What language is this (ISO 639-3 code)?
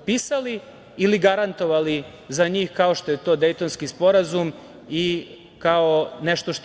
srp